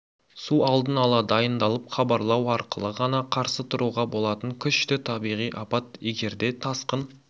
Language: Kazakh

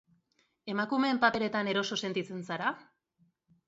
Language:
Basque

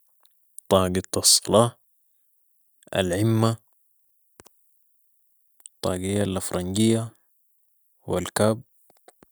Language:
Sudanese Arabic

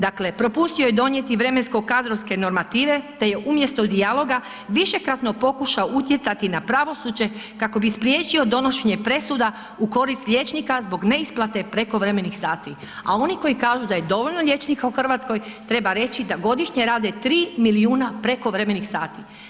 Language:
Croatian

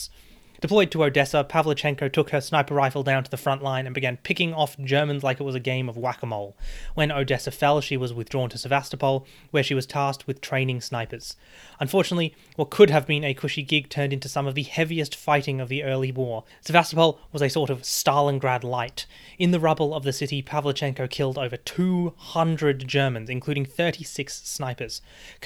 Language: English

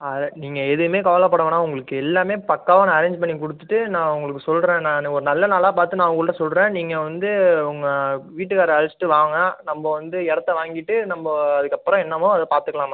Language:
Tamil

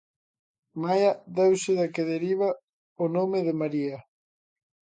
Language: Galician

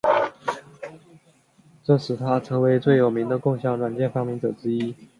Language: Chinese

